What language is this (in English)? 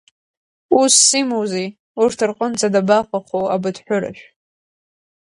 Abkhazian